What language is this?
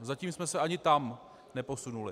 Czech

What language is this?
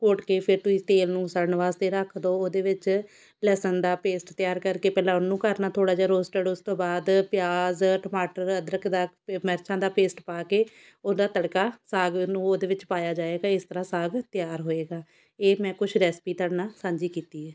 Punjabi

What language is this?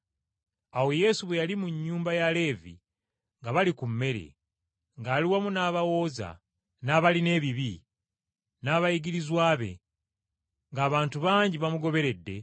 Ganda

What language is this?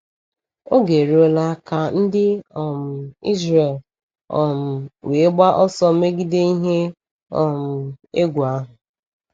Igbo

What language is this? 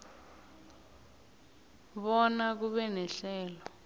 South Ndebele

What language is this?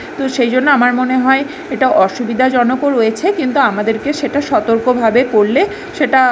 Bangla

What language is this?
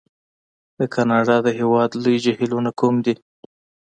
Pashto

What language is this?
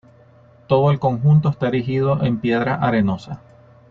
Spanish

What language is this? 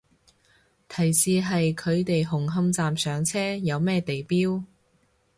Cantonese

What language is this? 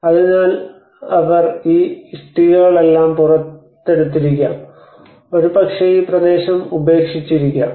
Malayalam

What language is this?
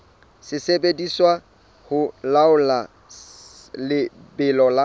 Southern Sotho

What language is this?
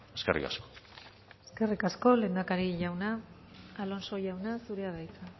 Basque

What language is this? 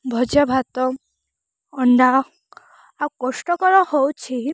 Odia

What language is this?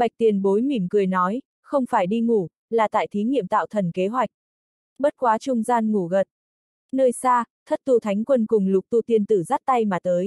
Vietnamese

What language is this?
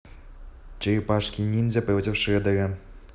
Russian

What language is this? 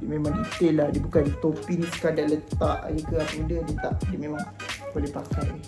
Malay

